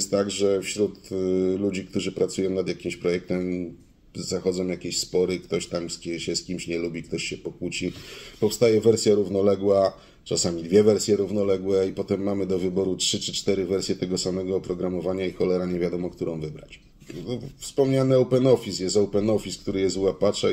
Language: Polish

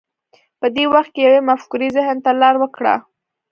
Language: Pashto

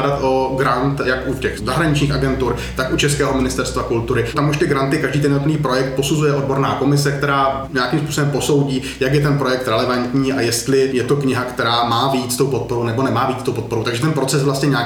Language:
Czech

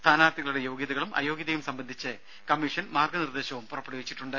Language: Malayalam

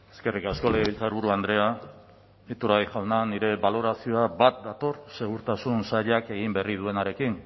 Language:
Basque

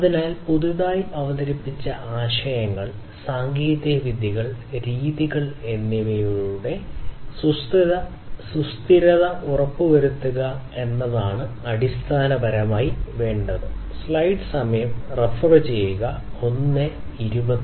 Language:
Malayalam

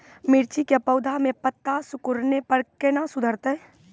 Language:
Maithili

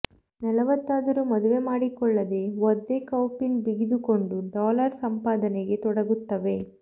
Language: Kannada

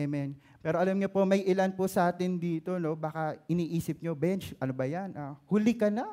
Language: Filipino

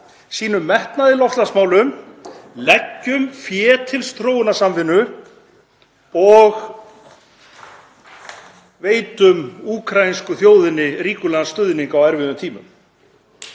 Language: Icelandic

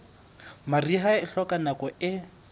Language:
Southern Sotho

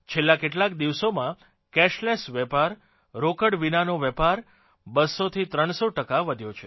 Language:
Gujarati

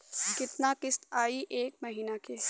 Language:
Bhojpuri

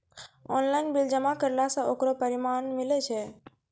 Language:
Maithili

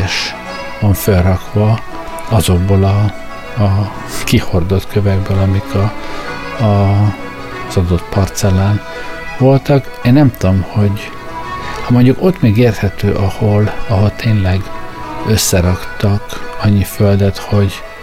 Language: Hungarian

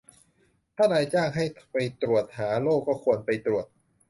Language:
Thai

